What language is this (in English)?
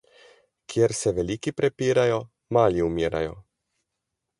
Slovenian